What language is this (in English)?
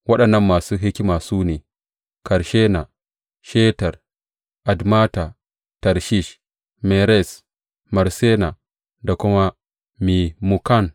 Hausa